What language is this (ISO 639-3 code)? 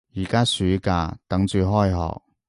yue